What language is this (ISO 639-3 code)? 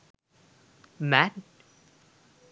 sin